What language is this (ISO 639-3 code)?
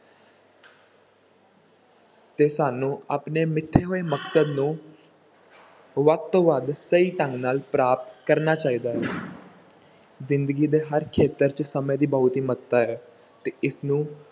pan